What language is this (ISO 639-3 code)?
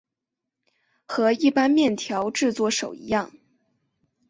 zho